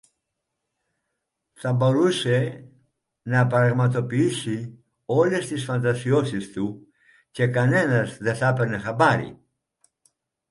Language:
Greek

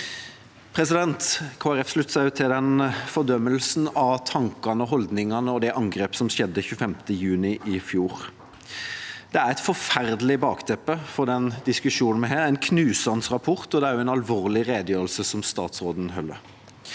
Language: Norwegian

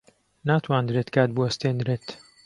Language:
Central Kurdish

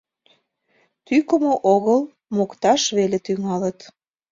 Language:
Mari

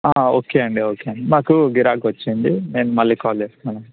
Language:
Telugu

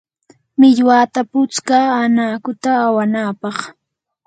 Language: Yanahuanca Pasco Quechua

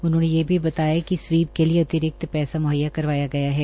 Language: Hindi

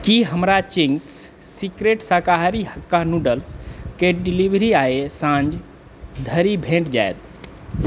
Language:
Maithili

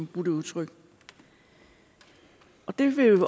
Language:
Danish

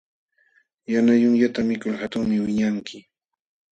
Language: Jauja Wanca Quechua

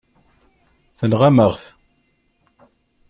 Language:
Kabyle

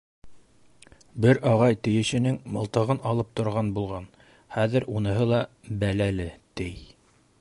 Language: Bashkir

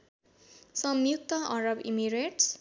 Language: Nepali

